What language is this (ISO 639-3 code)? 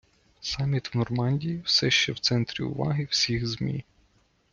ukr